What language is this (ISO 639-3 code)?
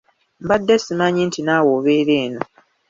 lug